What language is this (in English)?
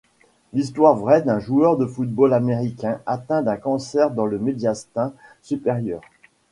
French